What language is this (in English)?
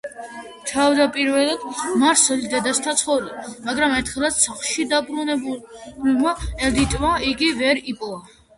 Georgian